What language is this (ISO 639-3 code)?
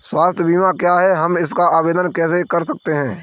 hin